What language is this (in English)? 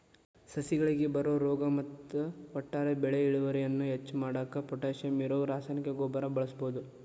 Kannada